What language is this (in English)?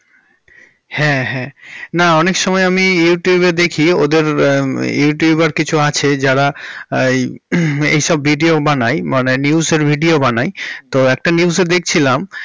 Bangla